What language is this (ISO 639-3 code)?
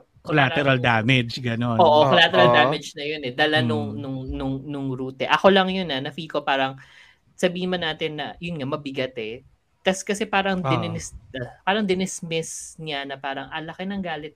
fil